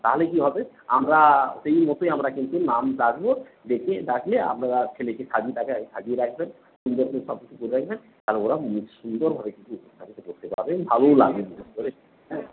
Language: Bangla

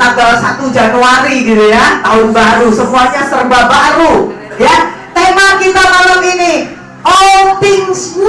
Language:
Indonesian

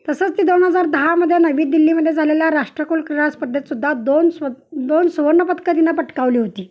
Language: Marathi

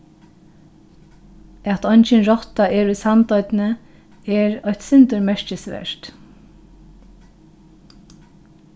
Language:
Faroese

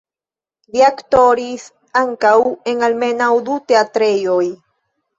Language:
Esperanto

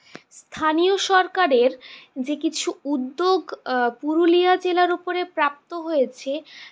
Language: Bangla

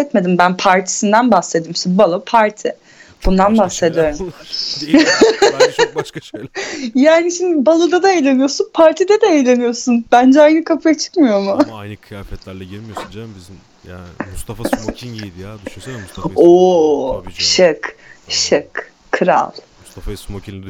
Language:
Turkish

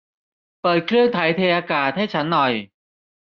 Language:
Thai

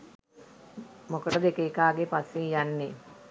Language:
Sinhala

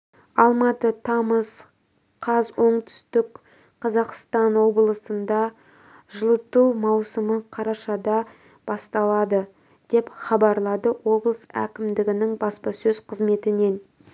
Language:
Kazakh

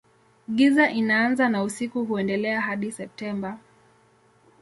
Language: Swahili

